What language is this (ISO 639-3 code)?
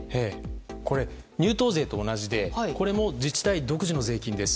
jpn